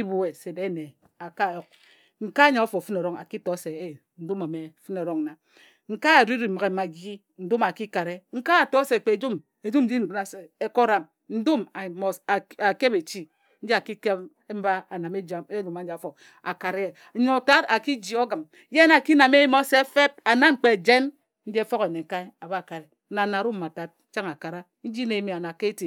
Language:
Ejagham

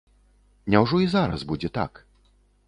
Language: Belarusian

